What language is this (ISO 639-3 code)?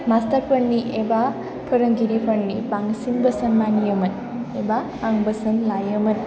brx